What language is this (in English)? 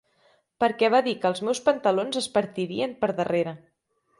Catalan